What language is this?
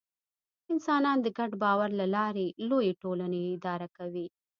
Pashto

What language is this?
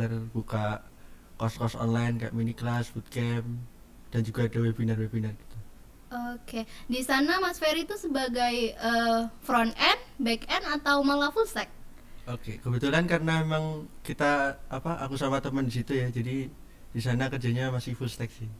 Indonesian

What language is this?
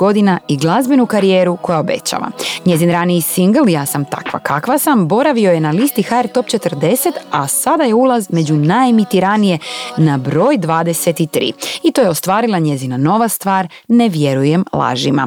Croatian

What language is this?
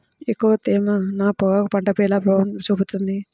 Telugu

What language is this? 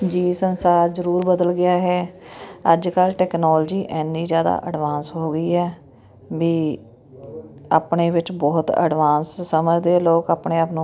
Punjabi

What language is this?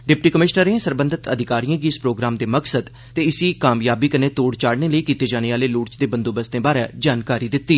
Dogri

